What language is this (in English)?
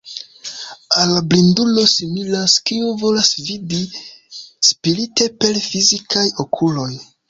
Esperanto